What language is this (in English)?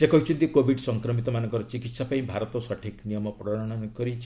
Odia